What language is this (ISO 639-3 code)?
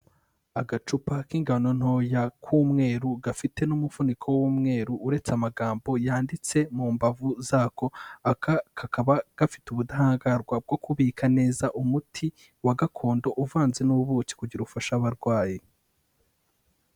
kin